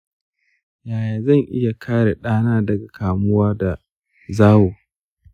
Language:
Hausa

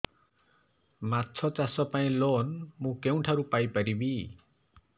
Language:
Odia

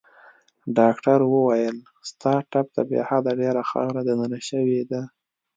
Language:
Pashto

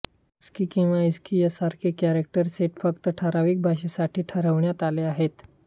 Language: Marathi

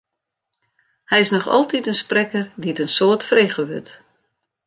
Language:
Western Frisian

